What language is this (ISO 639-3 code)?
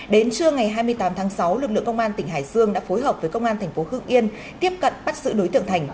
vie